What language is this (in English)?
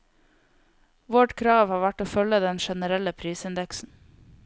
Norwegian